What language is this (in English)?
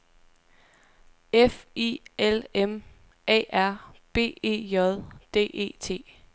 Danish